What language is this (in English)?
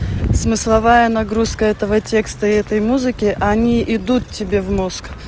Russian